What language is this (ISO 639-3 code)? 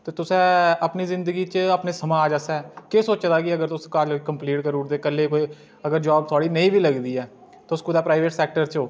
doi